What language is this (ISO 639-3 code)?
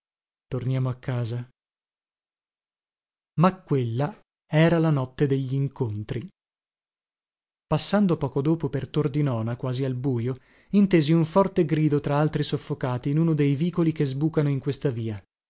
ita